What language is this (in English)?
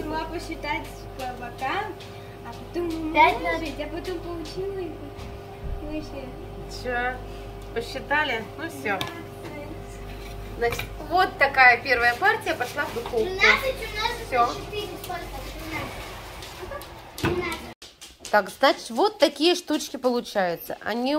Russian